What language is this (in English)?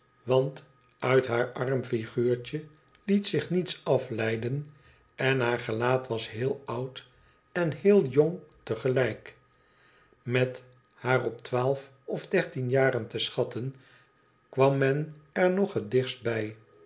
Dutch